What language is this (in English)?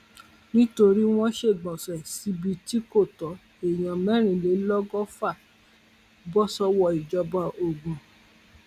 Yoruba